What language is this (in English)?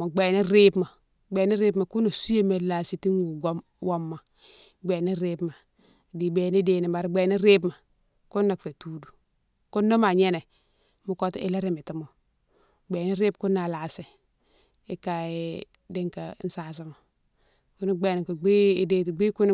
Mansoanka